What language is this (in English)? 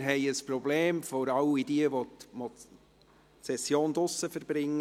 Swiss German